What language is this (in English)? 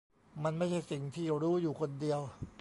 Thai